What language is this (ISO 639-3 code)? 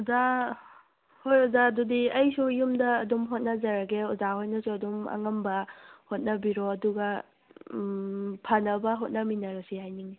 mni